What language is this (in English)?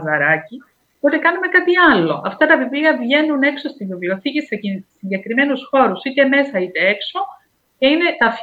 Greek